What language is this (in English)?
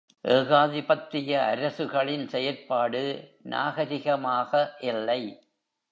Tamil